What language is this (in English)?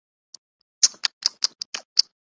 Urdu